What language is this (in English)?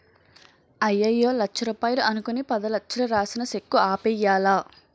Telugu